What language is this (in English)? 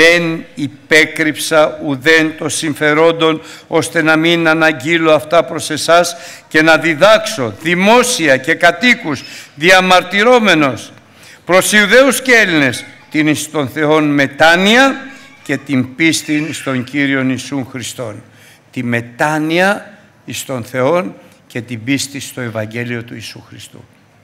Greek